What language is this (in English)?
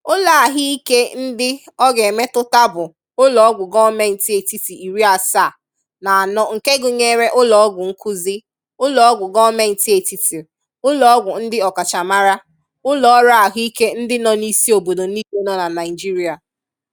Igbo